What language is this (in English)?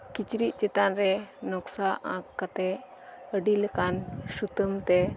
Santali